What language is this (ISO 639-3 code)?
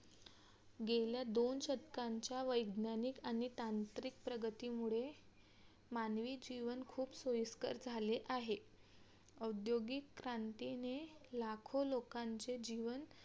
mar